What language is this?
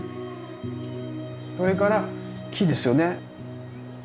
Japanese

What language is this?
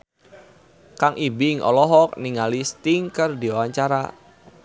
Sundanese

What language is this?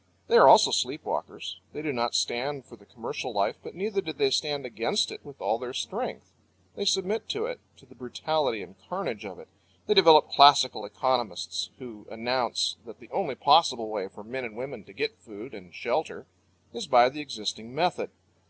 English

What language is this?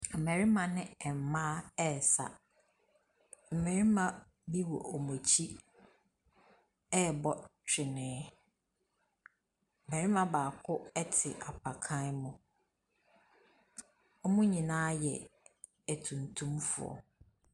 Akan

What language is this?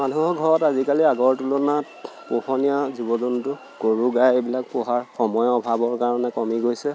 Assamese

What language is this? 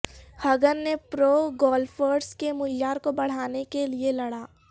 Urdu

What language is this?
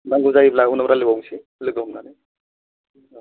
Bodo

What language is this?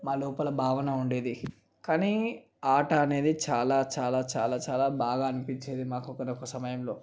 Telugu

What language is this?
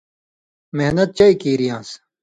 Indus Kohistani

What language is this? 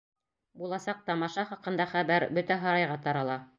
Bashkir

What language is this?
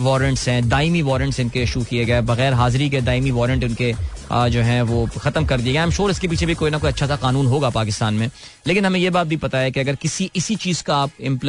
Hindi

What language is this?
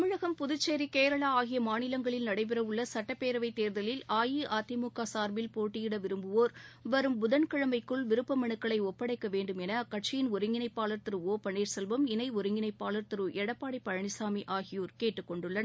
Tamil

